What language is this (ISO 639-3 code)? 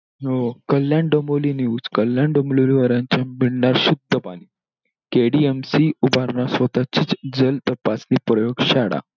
mar